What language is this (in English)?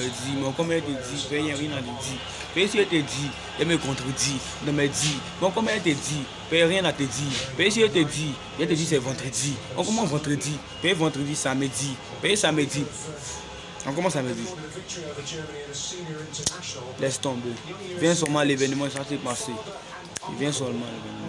French